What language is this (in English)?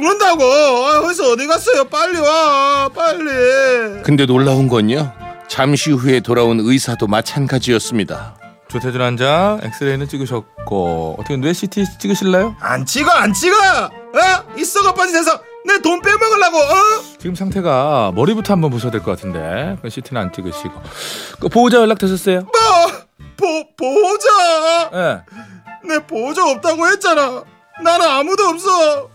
Korean